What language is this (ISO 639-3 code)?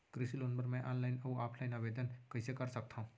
hne